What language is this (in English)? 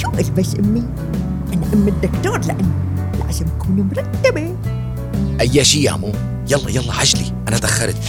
Arabic